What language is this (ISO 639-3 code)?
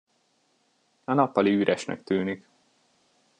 hun